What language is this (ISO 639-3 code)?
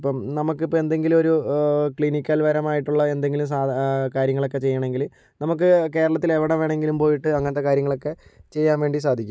mal